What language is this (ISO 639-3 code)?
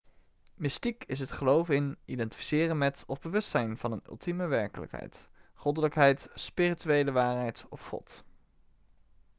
nld